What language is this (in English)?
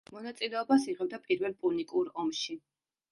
Georgian